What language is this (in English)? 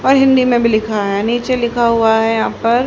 Hindi